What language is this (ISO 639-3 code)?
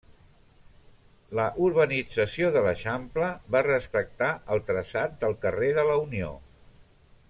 cat